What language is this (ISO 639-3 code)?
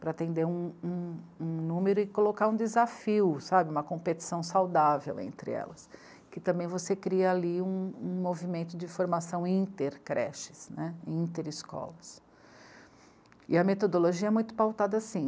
por